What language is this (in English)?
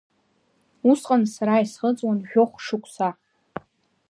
Abkhazian